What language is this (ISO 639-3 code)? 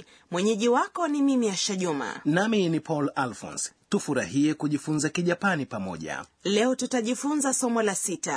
swa